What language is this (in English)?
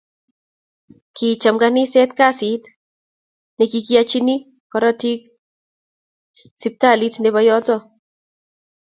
Kalenjin